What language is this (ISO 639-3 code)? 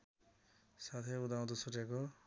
nep